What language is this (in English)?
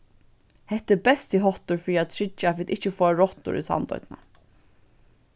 Faroese